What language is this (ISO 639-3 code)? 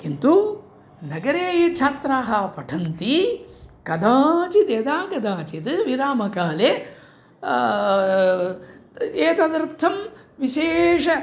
san